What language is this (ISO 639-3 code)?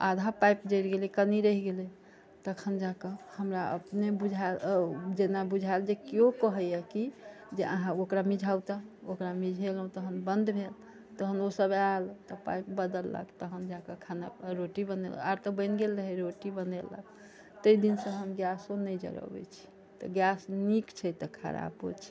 mai